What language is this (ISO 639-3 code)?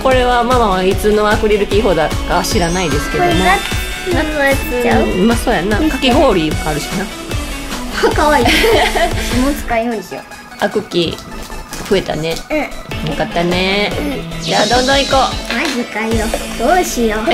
jpn